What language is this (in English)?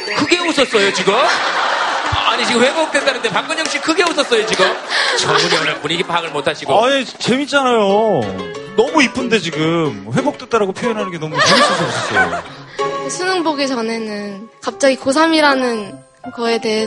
Korean